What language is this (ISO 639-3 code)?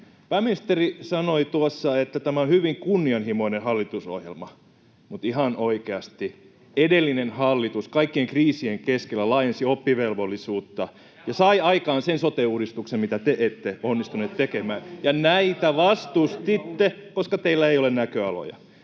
fin